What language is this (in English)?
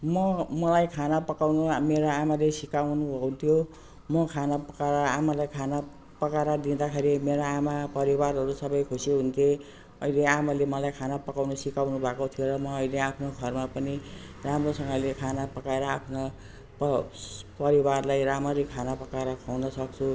Nepali